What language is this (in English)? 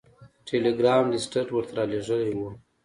Pashto